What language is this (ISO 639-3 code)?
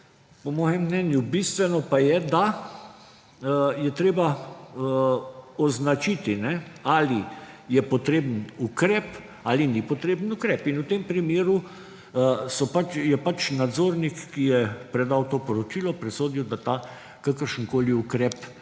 slv